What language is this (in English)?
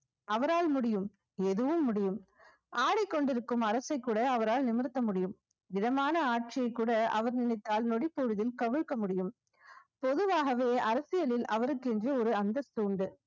Tamil